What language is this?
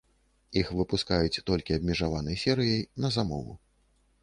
Belarusian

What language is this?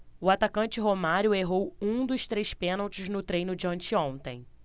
Portuguese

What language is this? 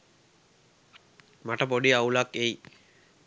Sinhala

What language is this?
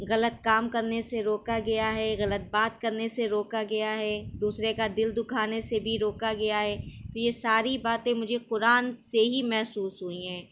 Urdu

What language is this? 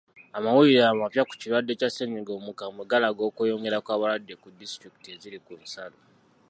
Ganda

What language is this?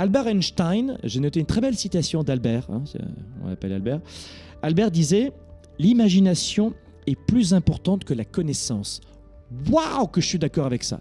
French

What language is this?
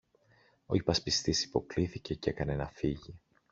Greek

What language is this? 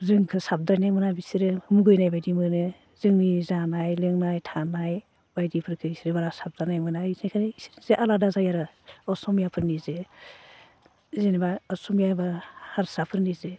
Bodo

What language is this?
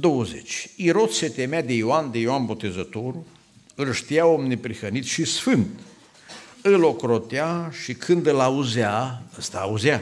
Romanian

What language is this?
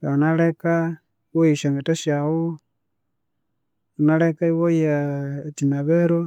Konzo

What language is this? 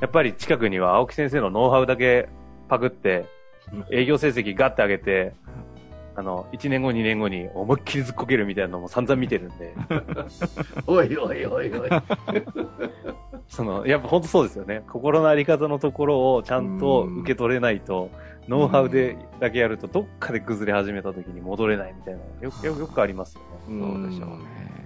Japanese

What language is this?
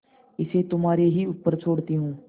Hindi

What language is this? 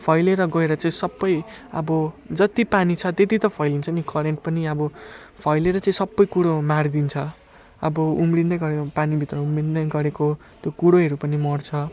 Nepali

